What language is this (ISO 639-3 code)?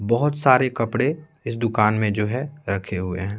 hin